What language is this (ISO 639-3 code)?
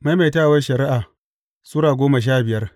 hau